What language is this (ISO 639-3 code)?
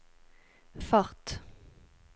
nor